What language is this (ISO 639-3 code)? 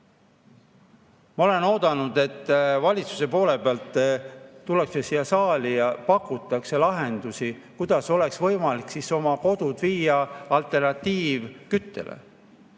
est